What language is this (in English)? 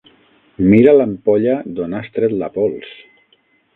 Catalan